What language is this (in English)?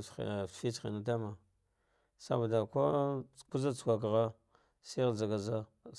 Dghwede